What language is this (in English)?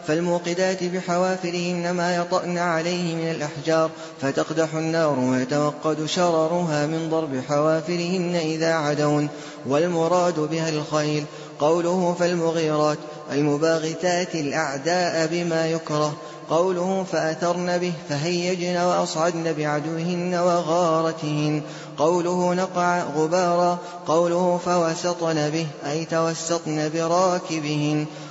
Arabic